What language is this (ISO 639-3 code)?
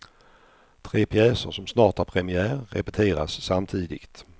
swe